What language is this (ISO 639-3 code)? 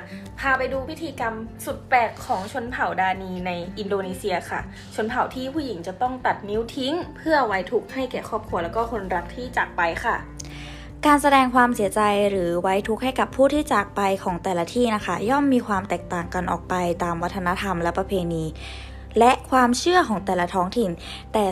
tha